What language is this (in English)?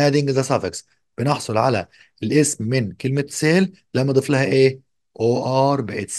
Arabic